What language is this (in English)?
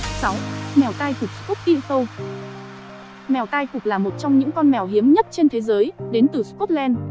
Vietnamese